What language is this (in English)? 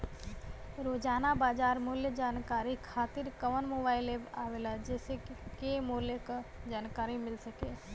Bhojpuri